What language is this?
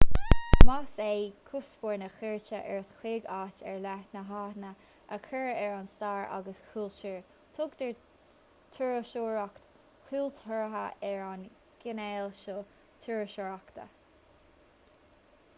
Irish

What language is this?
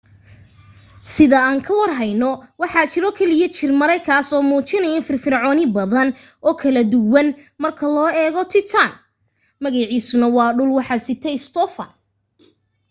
Somali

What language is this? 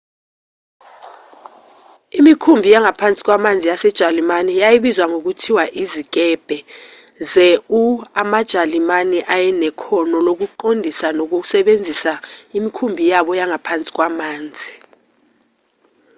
Zulu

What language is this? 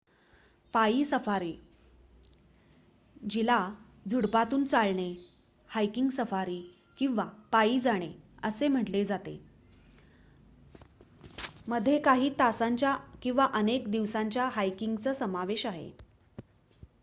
Marathi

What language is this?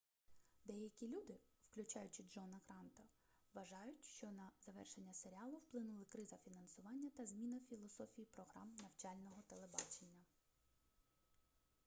Ukrainian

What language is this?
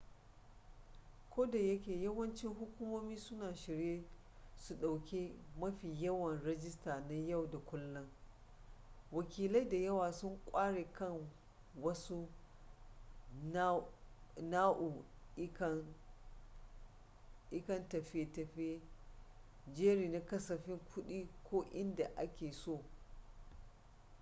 Hausa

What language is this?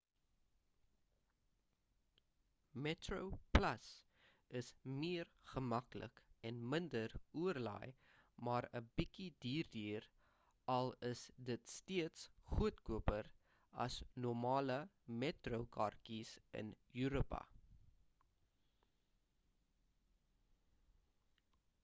Afrikaans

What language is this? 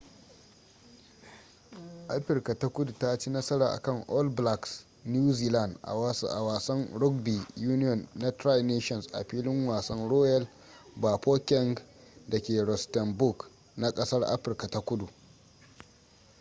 Hausa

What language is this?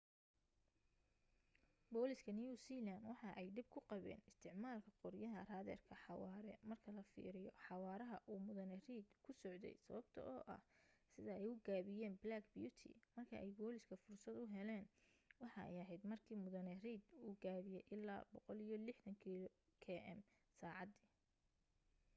Somali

